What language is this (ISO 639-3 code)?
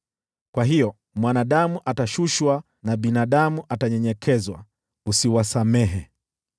swa